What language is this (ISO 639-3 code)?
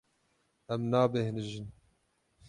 kur